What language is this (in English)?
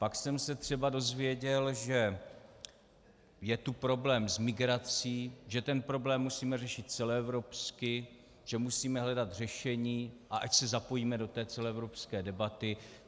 Czech